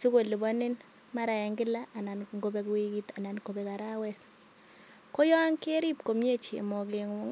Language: Kalenjin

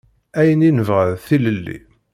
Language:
Kabyle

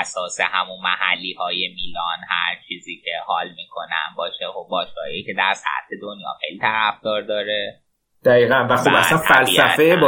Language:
Persian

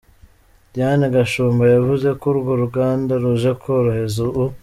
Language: Kinyarwanda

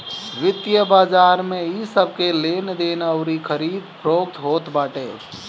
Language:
Bhojpuri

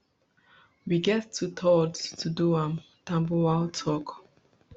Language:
Nigerian Pidgin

